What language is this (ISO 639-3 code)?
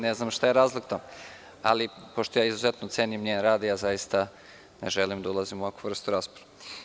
srp